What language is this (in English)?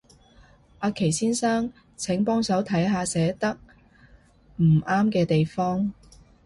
Cantonese